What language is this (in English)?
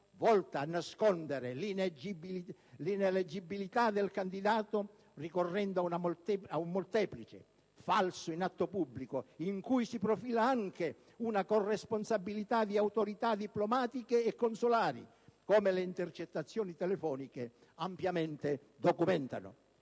Italian